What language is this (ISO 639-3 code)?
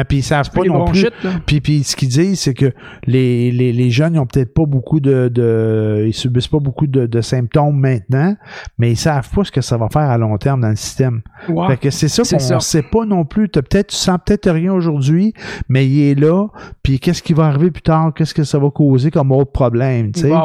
fra